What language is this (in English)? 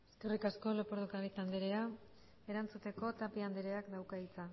Basque